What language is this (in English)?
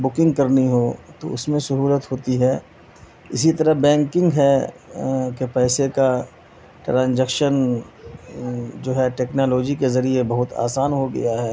Urdu